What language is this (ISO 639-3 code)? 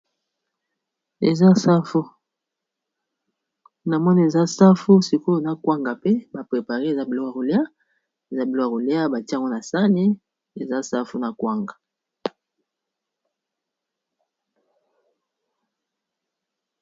lin